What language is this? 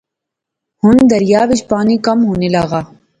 Pahari-Potwari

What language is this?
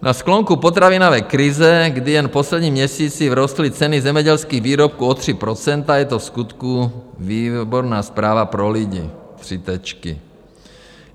Czech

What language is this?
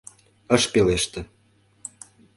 Mari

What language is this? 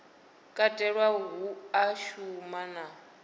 Venda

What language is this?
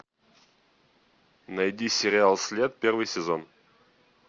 Russian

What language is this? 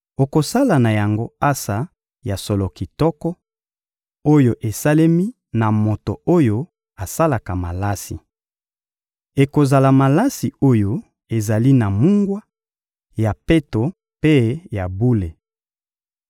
Lingala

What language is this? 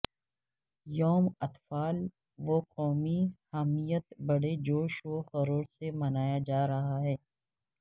Urdu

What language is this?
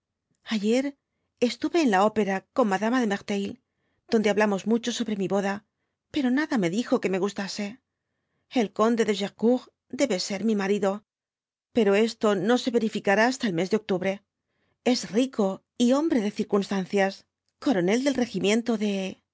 Spanish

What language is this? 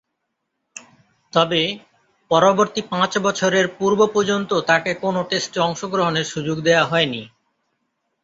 Bangla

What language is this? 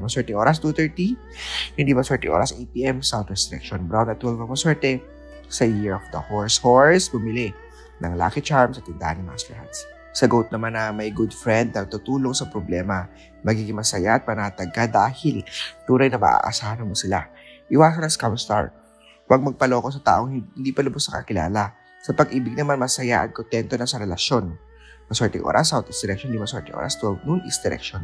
Filipino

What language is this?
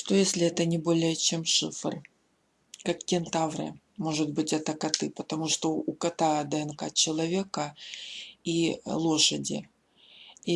Russian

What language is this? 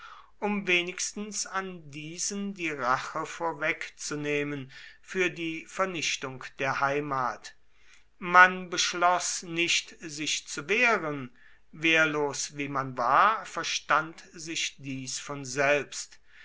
German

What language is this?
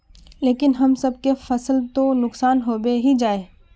Magahi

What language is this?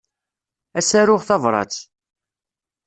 Kabyle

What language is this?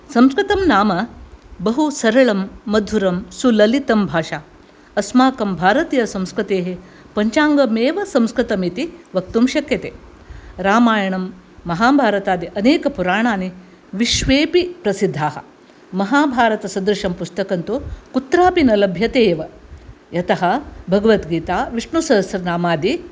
Sanskrit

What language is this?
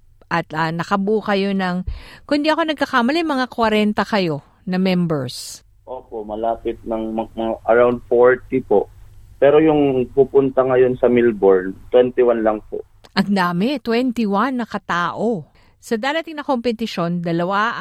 Filipino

